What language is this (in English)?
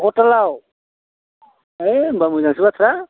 Bodo